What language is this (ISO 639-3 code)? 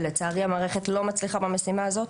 heb